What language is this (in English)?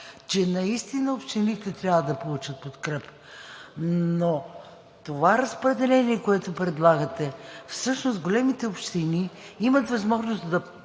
Bulgarian